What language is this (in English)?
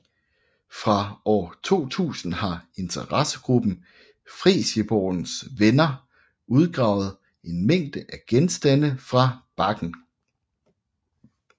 Danish